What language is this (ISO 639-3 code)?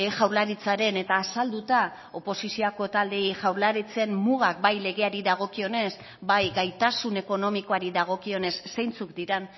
eus